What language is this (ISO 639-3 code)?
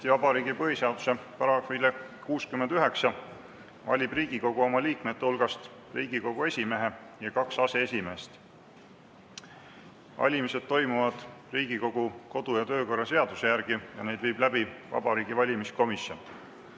est